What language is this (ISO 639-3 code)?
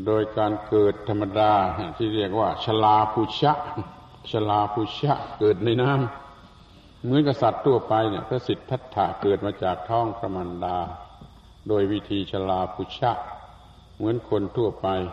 tha